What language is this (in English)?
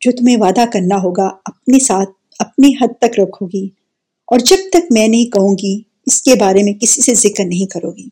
Urdu